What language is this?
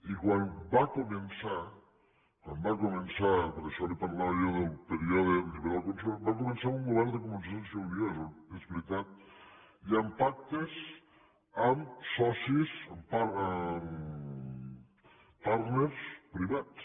Catalan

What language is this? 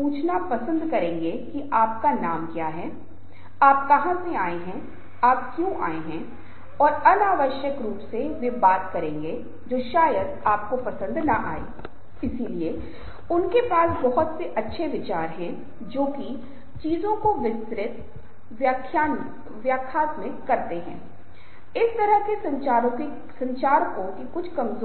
Hindi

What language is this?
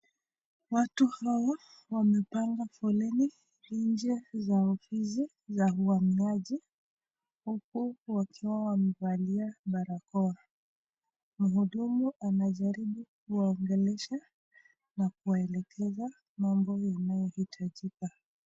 Swahili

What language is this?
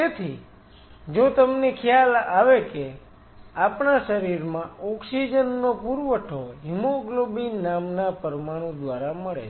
Gujarati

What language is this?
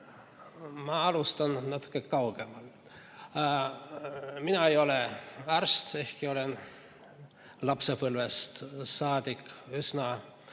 Estonian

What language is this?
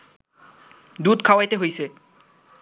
Bangla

